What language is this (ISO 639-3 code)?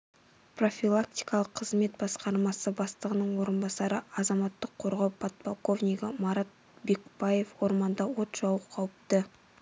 kaz